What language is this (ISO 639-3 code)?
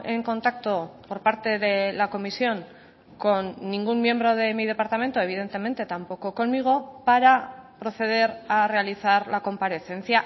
spa